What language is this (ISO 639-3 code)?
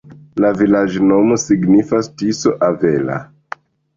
epo